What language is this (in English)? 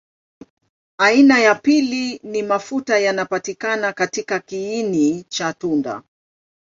Swahili